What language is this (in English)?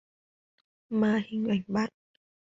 Vietnamese